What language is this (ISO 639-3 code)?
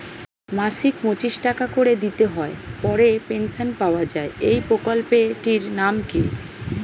ben